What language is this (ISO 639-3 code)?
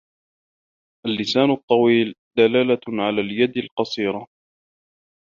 ara